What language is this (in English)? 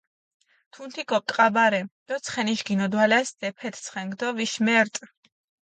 Mingrelian